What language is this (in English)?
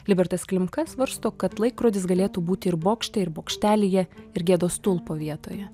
Lithuanian